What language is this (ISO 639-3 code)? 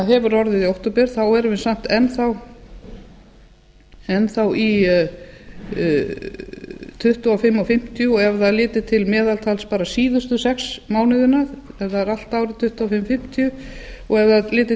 isl